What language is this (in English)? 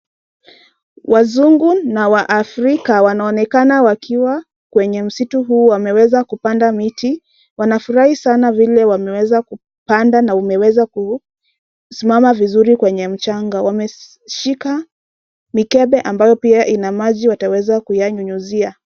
Swahili